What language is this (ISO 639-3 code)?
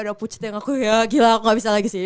ind